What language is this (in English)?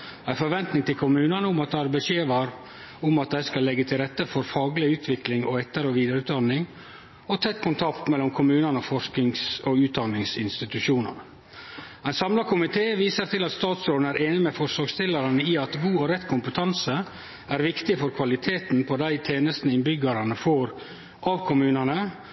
Norwegian Nynorsk